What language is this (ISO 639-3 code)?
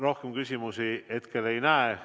est